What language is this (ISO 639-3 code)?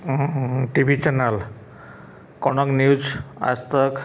ori